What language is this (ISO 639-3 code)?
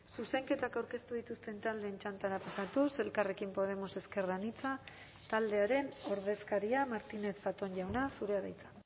eus